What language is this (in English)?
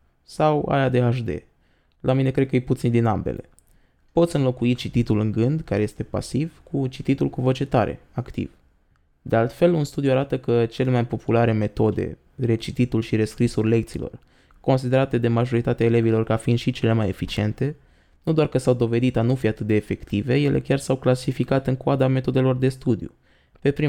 Romanian